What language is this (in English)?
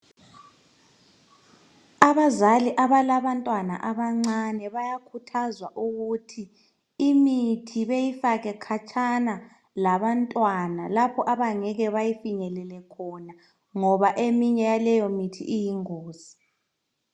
North Ndebele